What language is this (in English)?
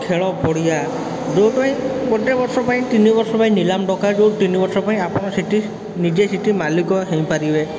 Odia